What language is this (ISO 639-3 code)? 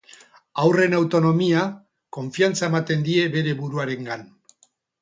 eus